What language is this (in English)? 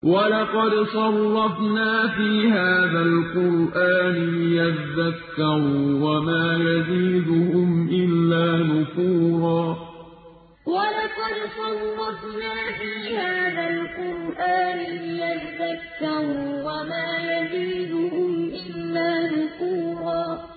Arabic